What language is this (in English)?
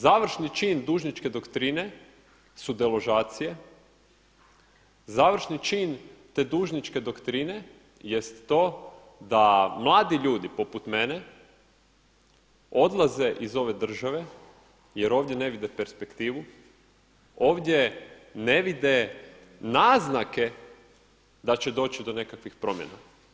Croatian